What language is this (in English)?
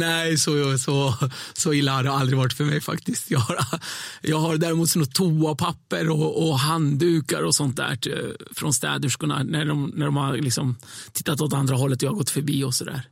Swedish